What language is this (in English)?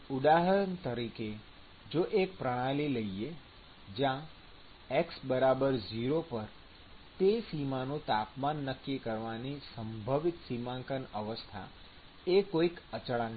Gujarati